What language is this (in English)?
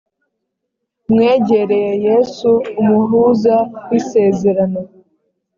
Kinyarwanda